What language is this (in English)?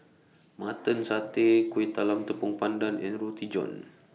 English